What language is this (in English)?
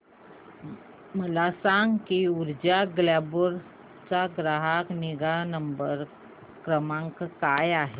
Marathi